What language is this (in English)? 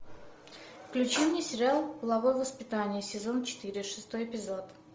Russian